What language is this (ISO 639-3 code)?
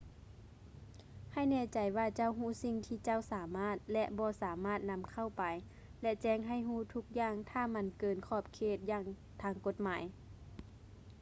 lao